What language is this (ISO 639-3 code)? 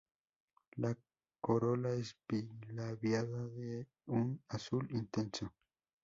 spa